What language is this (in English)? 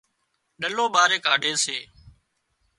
Wadiyara Koli